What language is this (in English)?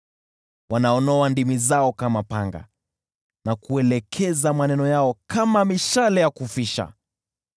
Swahili